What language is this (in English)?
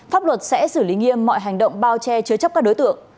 Vietnamese